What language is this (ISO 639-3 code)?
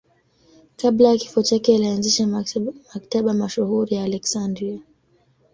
swa